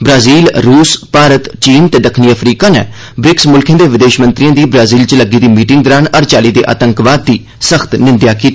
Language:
Dogri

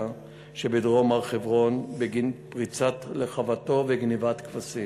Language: Hebrew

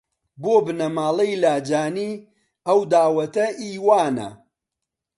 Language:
Central Kurdish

